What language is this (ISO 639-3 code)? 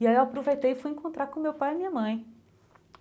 por